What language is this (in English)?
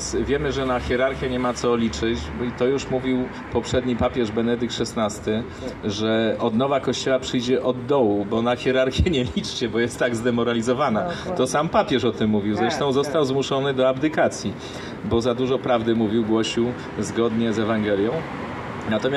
Polish